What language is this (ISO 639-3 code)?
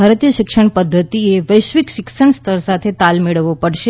guj